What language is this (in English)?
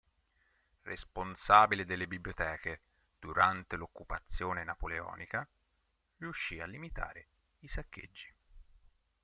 Italian